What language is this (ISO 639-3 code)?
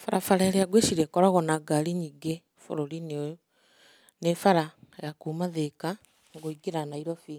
kik